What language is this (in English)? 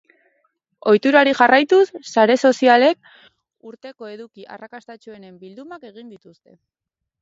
Basque